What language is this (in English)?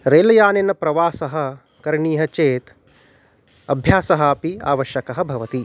Sanskrit